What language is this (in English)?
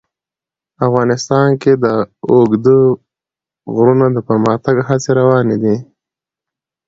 Pashto